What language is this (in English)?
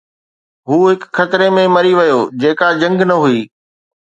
Sindhi